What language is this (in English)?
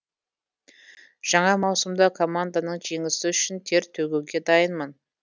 Kazakh